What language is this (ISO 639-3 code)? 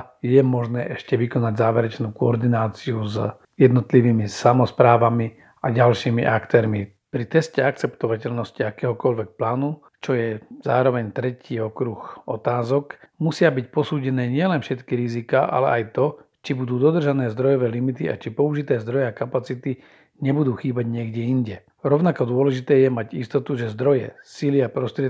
slk